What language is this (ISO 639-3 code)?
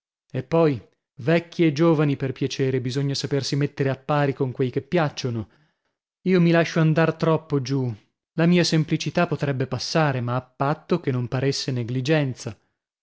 ita